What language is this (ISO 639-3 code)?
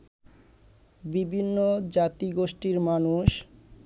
ben